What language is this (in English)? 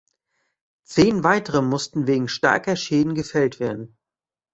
German